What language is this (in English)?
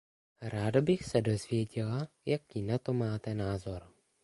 Czech